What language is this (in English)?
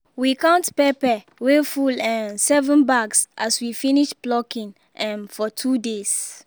Nigerian Pidgin